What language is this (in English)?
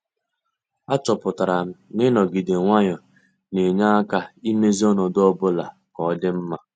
Igbo